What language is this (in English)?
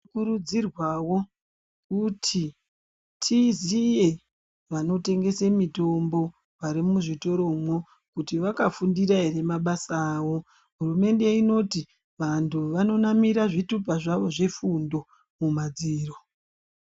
Ndau